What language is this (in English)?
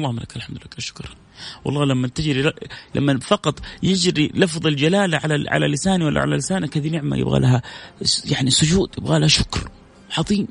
Arabic